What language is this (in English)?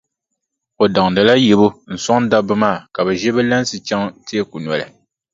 Dagbani